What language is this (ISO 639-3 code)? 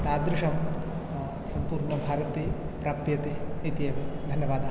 san